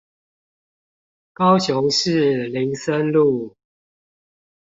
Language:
Chinese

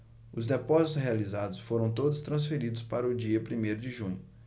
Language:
Portuguese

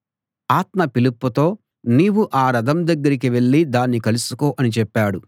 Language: Telugu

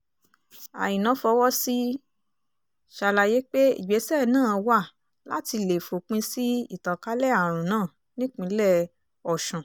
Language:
Yoruba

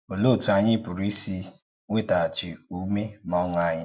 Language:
Igbo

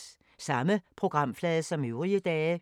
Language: Danish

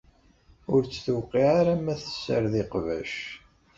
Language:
Kabyle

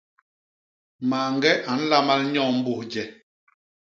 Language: Basaa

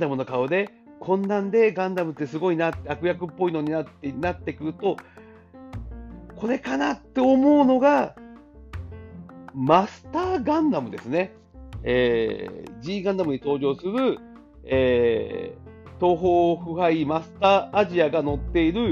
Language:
Japanese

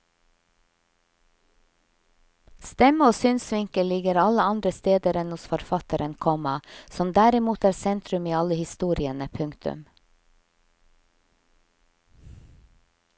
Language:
Norwegian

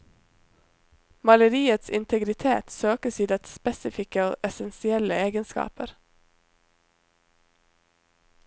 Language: Norwegian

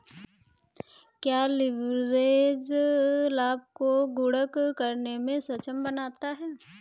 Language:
Hindi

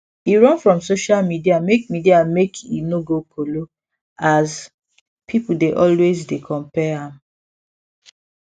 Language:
Nigerian Pidgin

